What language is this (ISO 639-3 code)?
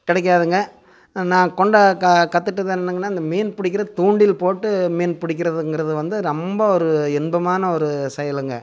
tam